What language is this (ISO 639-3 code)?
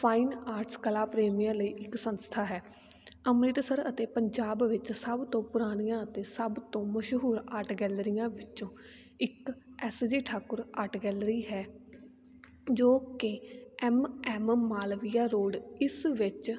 pan